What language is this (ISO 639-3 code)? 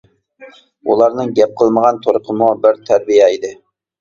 uig